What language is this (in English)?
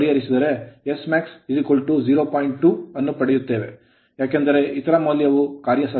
Kannada